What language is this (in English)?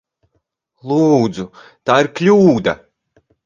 Latvian